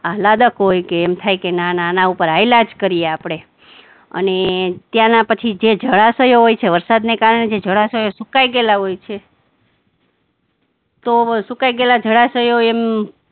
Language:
Gujarati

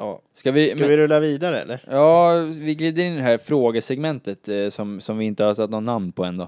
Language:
Swedish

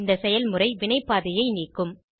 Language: Tamil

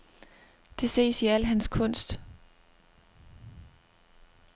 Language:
Danish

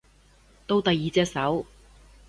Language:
Cantonese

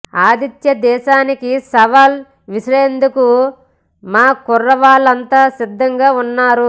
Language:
Telugu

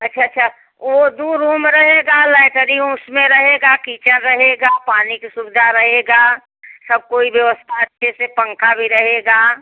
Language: Hindi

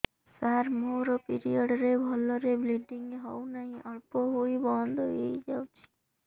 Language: Odia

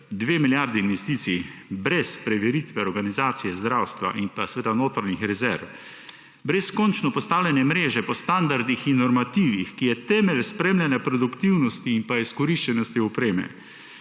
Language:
Slovenian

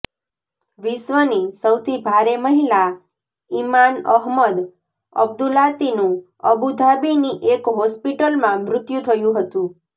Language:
Gujarati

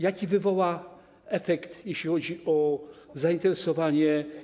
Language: Polish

